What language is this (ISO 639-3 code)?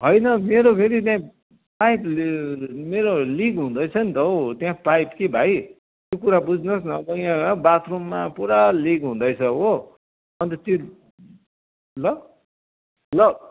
nep